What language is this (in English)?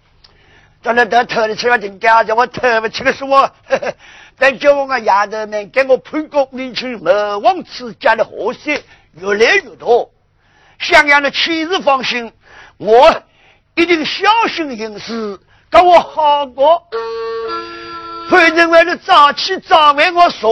Chinese